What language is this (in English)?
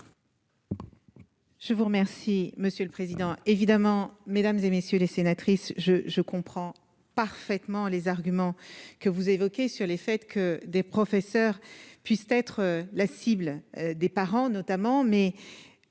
French